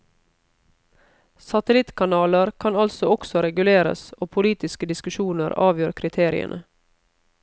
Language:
Norwegian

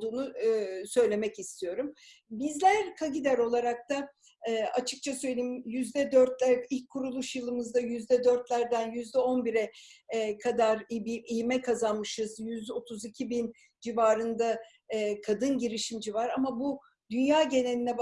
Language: Turkish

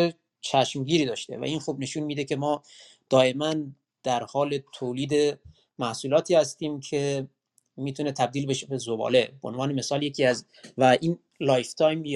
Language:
Persian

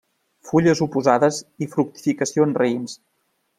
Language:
Catalan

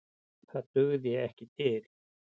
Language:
Icelandic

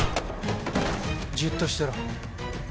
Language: Japanese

